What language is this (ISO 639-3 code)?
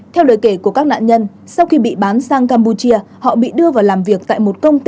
vie